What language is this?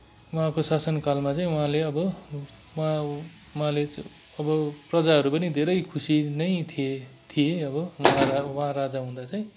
Nepali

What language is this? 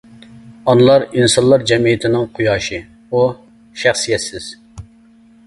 Uyghur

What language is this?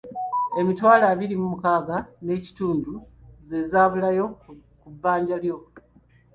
Ganda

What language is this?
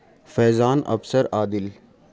Urdu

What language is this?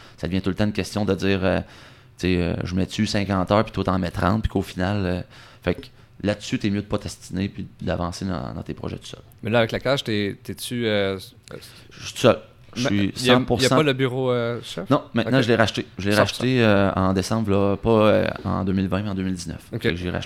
French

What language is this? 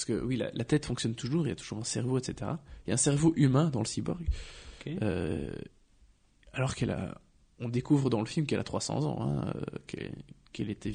French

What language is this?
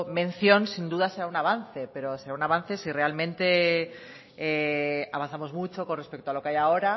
Spanish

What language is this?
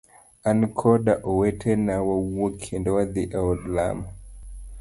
Luo (Kenya and Tanzania)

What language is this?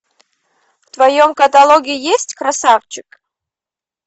Russian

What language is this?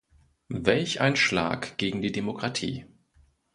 German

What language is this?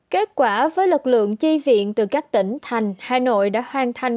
Vietnamese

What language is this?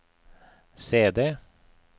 Norwegian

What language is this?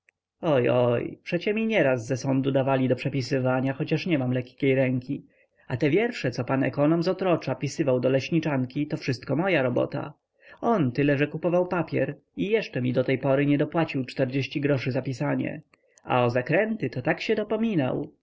Polish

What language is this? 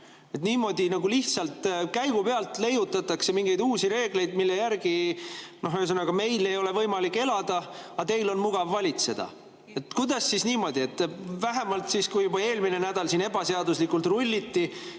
Estonian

